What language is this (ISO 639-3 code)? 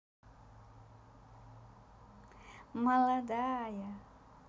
rus